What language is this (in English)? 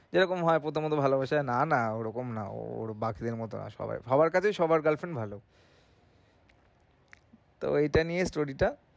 Bangla